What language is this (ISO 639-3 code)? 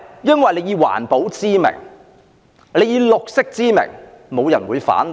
yue